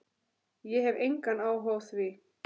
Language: Icelandic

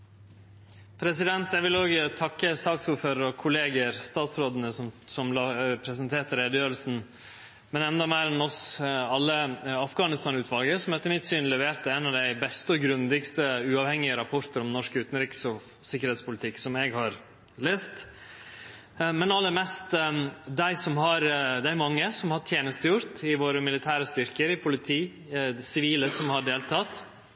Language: Norwegian Nynorsk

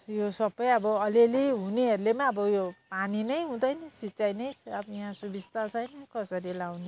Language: Nepali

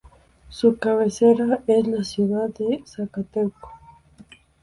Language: Spanish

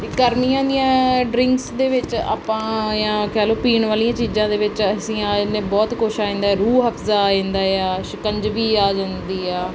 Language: Punjabi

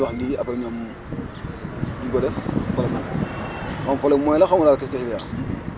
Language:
Wolof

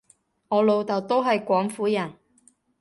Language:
Cantonese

